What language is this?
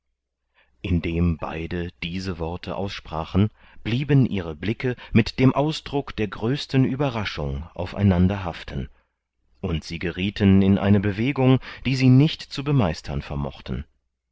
German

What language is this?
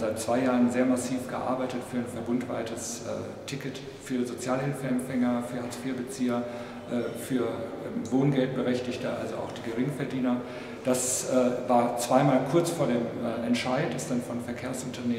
German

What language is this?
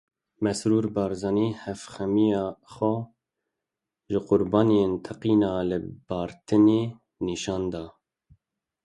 Kurdish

